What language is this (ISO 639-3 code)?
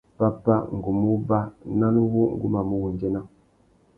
bag